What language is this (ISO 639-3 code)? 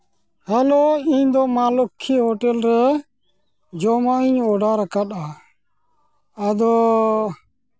sat